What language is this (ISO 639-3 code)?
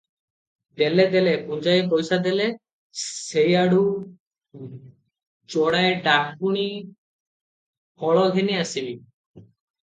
ori